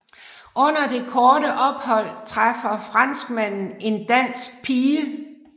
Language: Danish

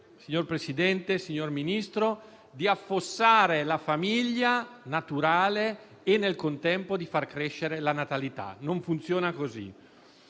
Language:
Italian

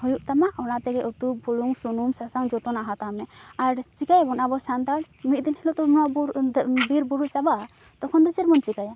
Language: Santali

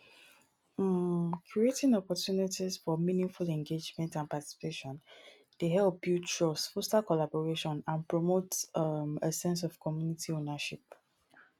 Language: Nigerian Pidgin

